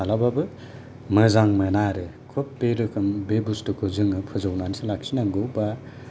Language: Bodo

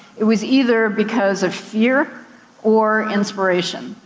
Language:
English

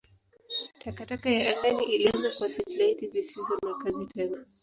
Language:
Swahili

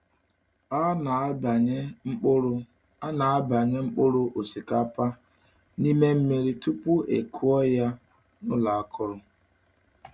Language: Igbo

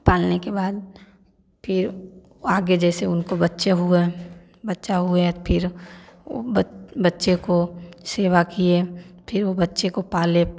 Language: Hindi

